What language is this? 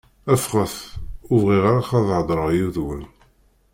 Kabyle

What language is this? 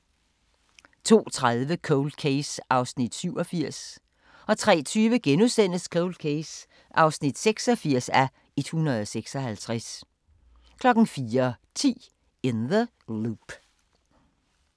Danish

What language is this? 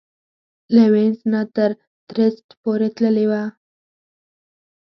Pashto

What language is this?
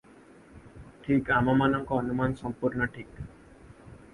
Odia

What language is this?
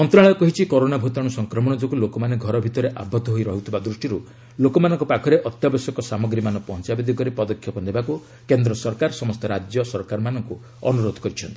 Odia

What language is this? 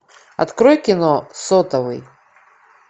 Russian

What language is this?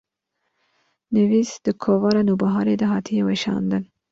Kurdish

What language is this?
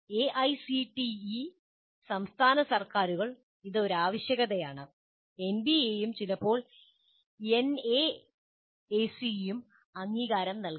Malayalam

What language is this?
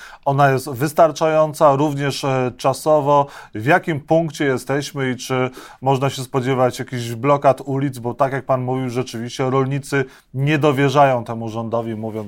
Polish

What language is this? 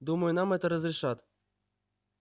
Russian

